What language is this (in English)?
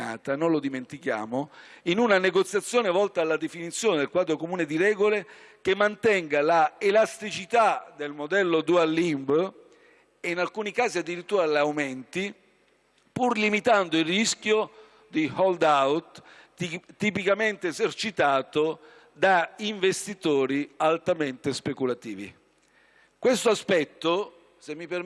Italian